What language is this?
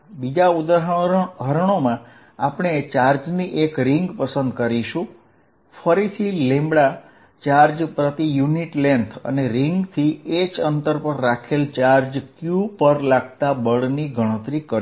Gujarati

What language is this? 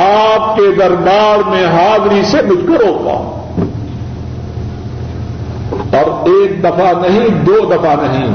Urdu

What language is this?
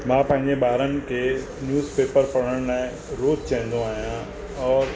Sindhi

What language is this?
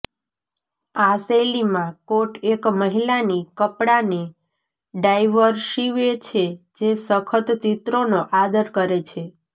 Gujarati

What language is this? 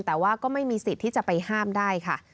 Thai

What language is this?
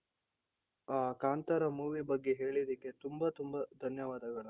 Kannada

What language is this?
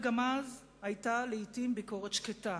Hebrew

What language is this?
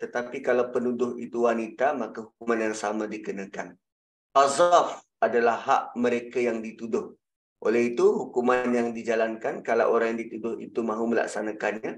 Malay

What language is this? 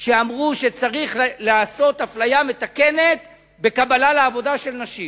Hebrew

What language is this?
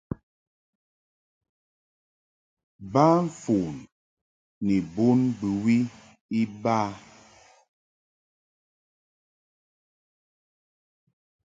Mungaka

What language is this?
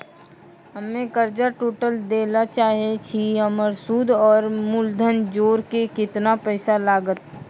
Maithili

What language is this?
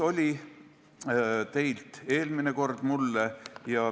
Estonian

